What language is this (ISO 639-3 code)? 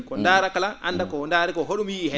ful